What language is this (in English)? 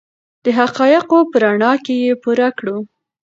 Pashto